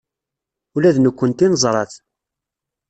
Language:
Kabyle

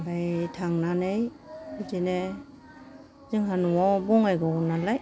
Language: Bodo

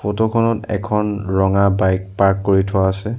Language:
Assamese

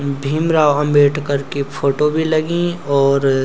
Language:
Garhwali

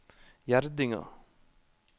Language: Norwegian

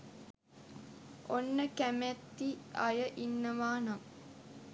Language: Sinhala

